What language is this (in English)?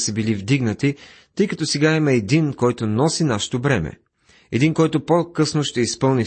Bulgarian